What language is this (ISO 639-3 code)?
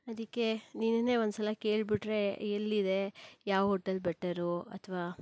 kan